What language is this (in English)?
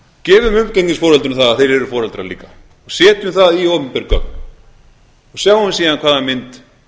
Icelandic